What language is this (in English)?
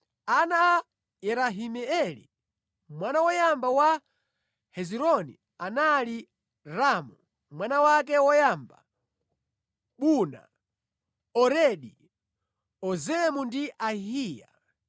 Nyanja